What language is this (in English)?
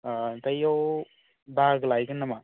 Bodo